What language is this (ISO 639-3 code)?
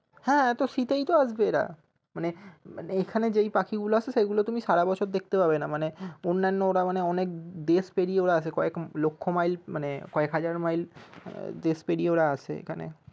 ben